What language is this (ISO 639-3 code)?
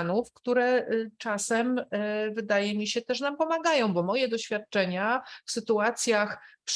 pol